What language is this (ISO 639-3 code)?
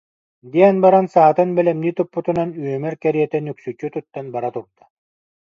sah